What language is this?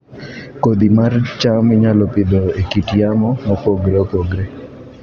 Luo (Kenya and Tanzania)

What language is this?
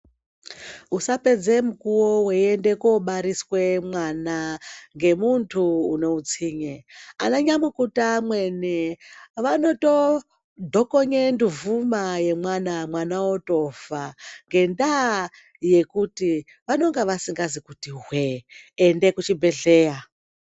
Ndau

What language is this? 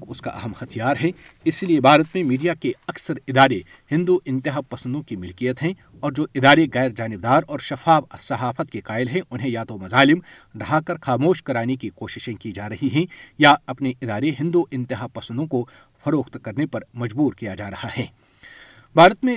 Urdu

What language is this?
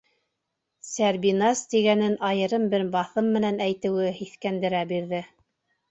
Bashkir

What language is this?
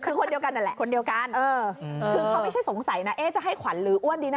Thai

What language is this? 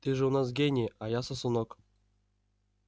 Russian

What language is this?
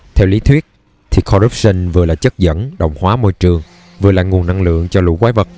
Vietnamese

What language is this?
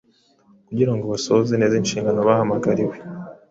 Kinyarwanda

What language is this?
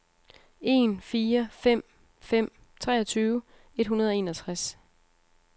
Danish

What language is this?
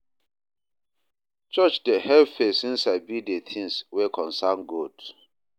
Nigerian Pidgin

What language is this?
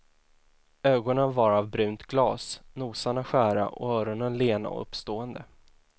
Swedish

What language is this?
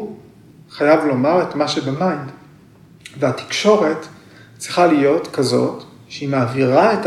Hebrew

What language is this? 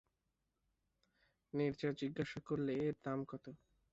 Bangla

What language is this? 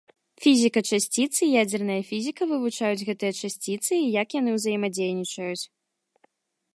Belarusian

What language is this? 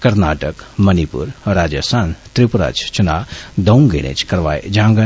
Dogri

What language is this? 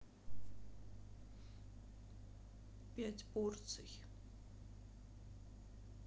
Russian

